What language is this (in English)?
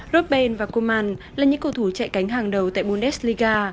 Vietnamese